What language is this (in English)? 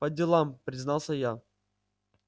Russian